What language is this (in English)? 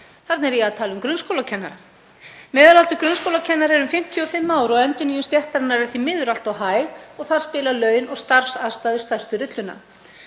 Icelandic